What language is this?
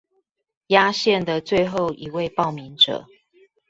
Chinese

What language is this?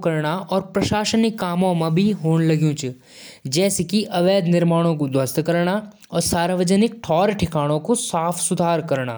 Jaunsari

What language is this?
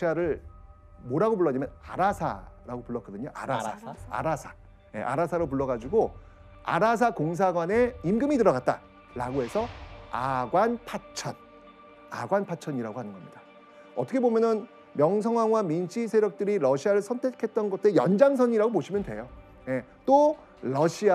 Korean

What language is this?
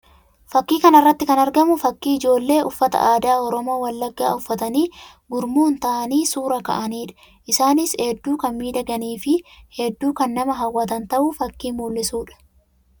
Oromo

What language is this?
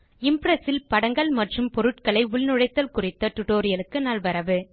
Tamil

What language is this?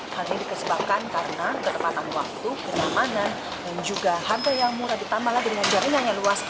Indonesian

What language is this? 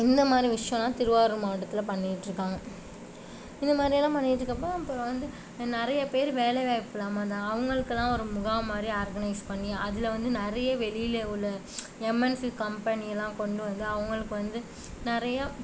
Tamil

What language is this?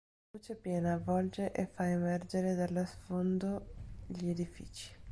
Italian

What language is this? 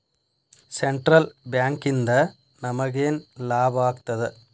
Kannada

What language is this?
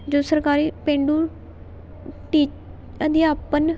Punjabi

